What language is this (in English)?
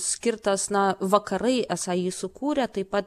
Lithuanian